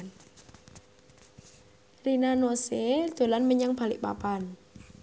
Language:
Javanese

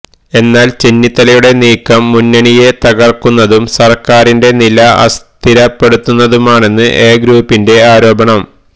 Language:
Malayalam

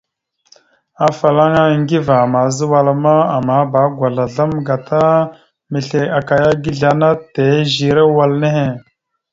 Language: Mada (Cameroon)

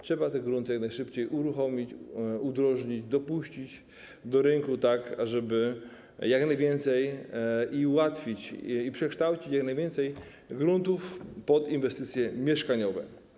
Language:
Polish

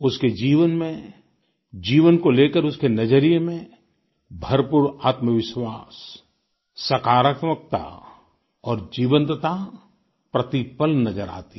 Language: Hindi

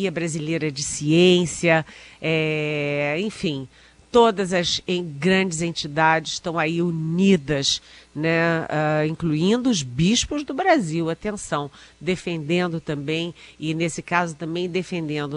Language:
Portuguese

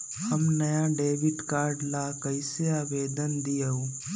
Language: Magahi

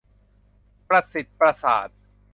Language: Thai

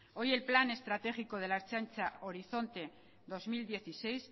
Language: Spanish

